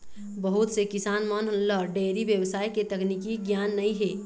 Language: Chhattisgarhi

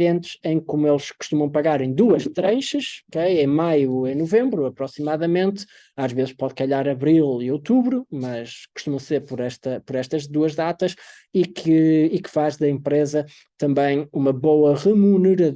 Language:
Portuguese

